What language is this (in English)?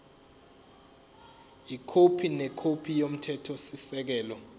Zulu